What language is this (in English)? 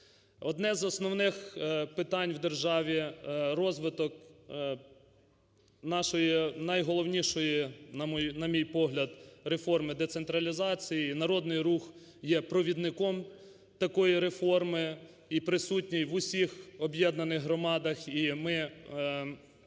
Ukrainian